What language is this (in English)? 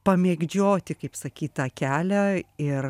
Lithuanian